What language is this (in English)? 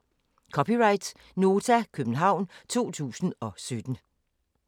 Danish